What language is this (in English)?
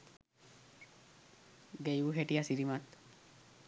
Sinhala